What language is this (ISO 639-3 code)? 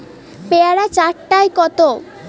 ben